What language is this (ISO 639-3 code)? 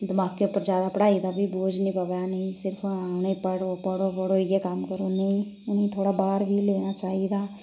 doi